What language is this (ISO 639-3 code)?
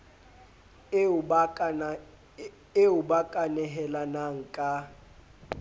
sot